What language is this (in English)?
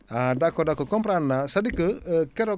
Wolof